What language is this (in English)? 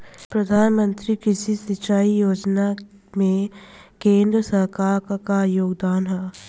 Bhojpuri